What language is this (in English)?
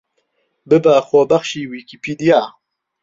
Central Kurdish